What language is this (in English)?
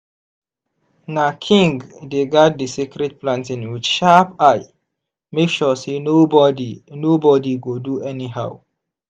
Nigerian Pidgin